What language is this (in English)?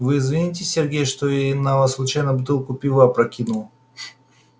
Russian